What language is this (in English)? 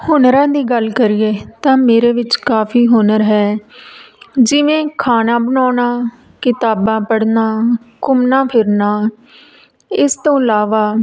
Punjabi